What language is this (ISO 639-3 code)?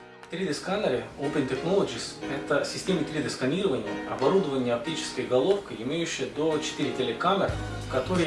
rus